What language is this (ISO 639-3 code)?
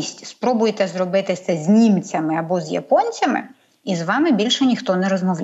ukr